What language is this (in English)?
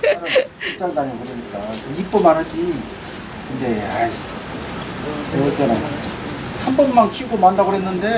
Korean